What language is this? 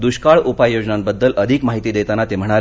Marathi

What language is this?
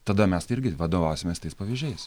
Lithuanian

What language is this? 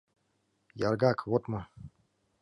Mari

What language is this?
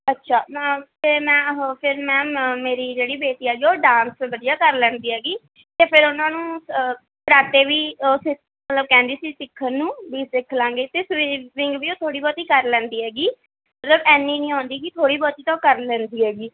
Punjabi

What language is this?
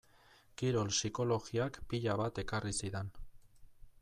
Basque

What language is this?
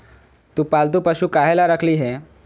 Magahi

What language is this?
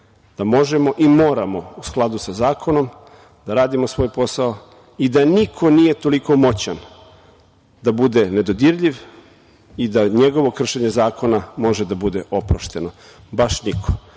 Serbian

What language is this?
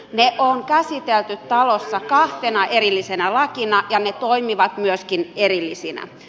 Finnish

